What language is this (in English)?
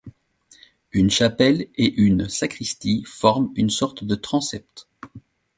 French